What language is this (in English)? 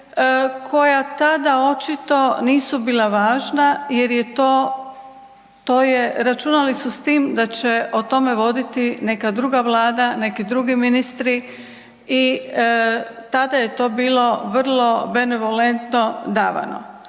Croatian